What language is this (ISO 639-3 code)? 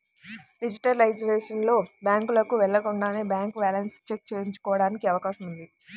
tel